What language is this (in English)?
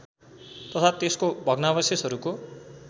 Nepali